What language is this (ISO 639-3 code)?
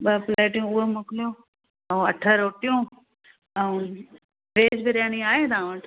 snd